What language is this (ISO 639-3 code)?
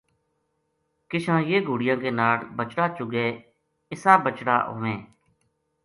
gju